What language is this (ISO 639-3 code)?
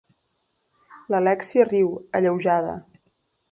cat